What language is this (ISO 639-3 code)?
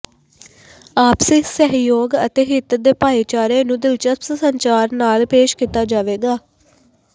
pan